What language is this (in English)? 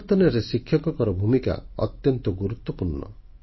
Odia